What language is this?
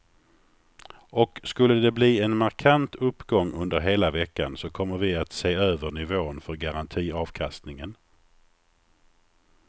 Swedish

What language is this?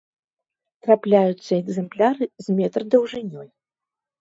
Belarusian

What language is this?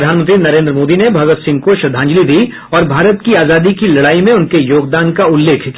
Hindi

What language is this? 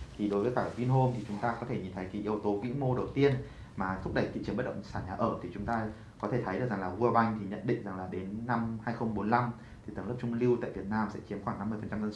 Vietnamese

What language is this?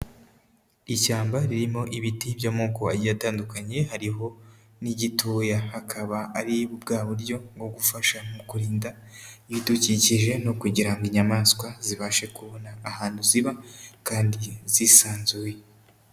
Kinyarwanda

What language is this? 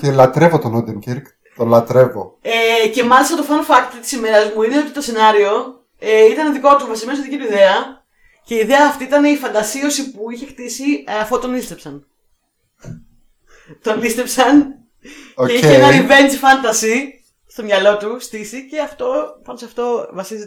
Greek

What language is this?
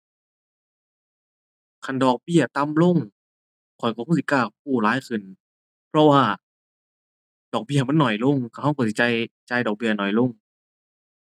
Thai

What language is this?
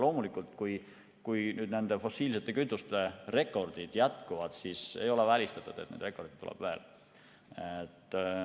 Estonian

